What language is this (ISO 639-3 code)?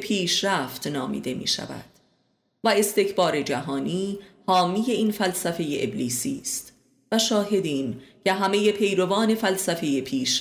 fas